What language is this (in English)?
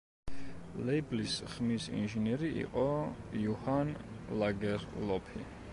Georgian